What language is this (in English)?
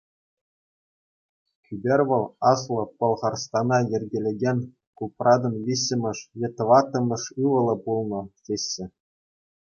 Chuvash